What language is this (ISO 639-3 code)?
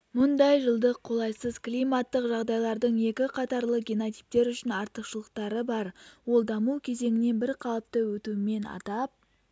kaz